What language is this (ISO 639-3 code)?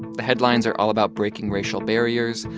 eng